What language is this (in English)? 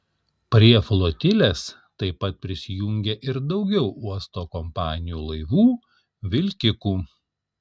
Lithuanian